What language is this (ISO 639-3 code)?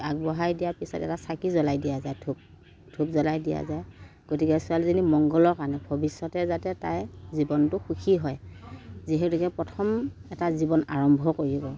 asm